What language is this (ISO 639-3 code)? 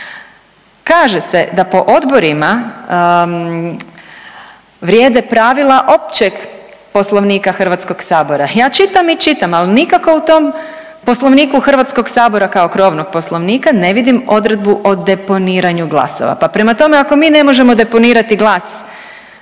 hrv